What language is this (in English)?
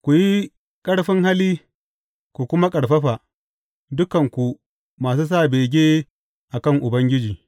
Hausa